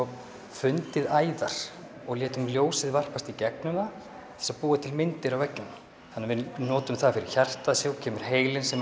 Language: Icelandic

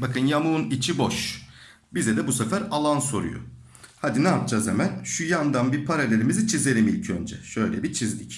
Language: Turkish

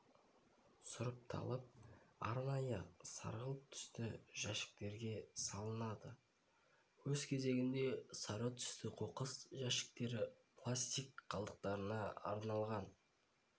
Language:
Kazakh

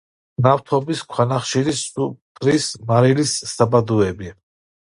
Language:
Georgian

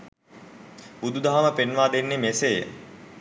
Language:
Sinhala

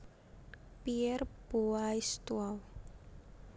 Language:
Javanese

